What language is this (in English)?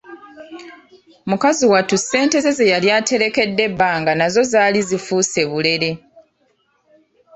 Ganda